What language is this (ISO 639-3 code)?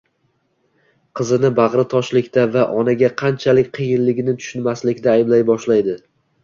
uzb